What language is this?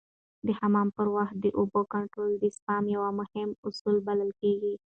Pashto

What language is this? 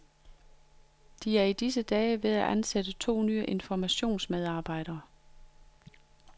Danish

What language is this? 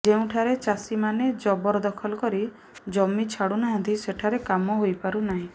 Odia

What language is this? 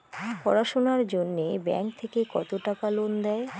Bangla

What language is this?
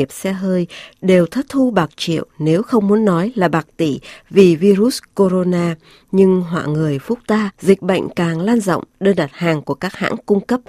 Vietnamese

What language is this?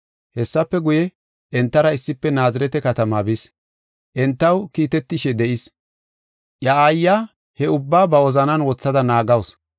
Gofa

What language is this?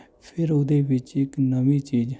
Punjabi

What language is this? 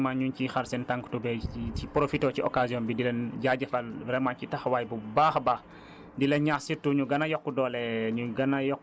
Wolof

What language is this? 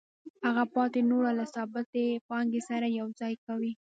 Pashto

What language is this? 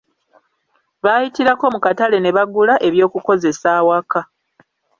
Ganda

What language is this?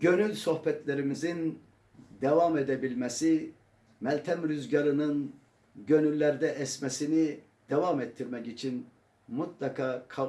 Turkish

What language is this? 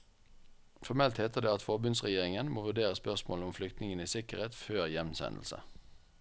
Norwegian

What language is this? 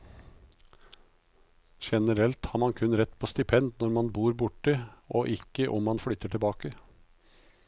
Norwegian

